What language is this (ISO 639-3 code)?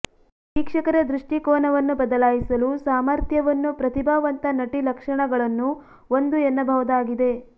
kan